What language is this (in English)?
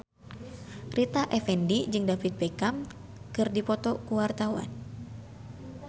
Sundanese